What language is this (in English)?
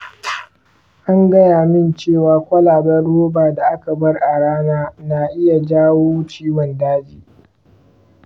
Hausa